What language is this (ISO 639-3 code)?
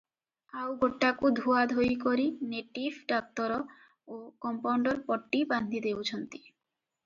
ori